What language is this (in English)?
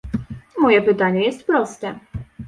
Polish